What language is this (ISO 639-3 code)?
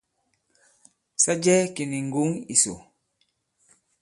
abb